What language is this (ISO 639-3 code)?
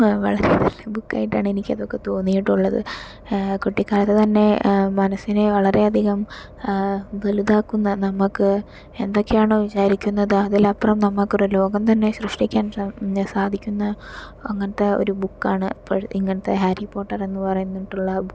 mal